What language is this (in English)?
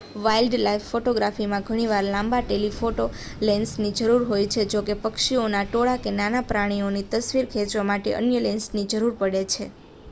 Gujarati